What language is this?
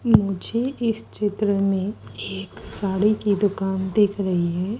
Hindi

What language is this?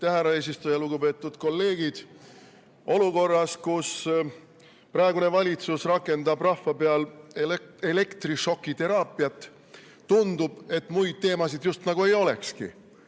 Estonian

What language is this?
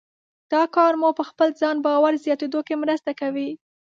Pashto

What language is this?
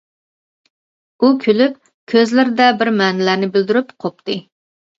Uyghur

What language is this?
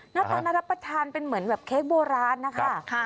Thai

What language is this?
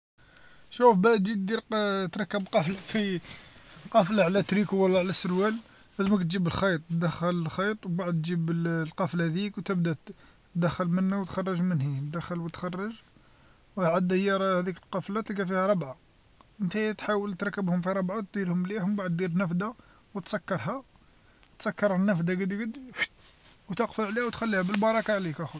Algerian Arabic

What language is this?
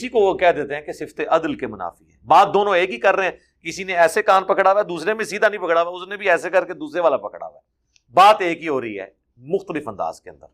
Urdu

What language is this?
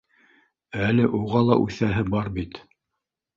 Bashkir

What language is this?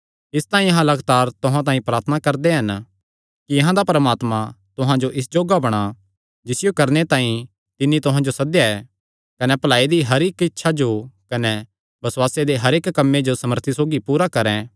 Kangri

